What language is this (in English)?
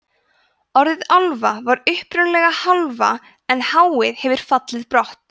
Icelandic